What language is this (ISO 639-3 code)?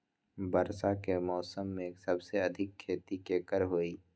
mag